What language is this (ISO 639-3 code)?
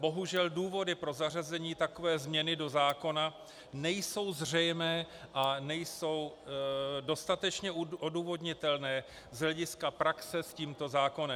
ces